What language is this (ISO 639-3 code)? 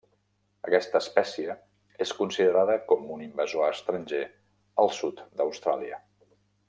cat